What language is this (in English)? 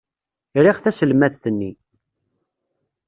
Kabyle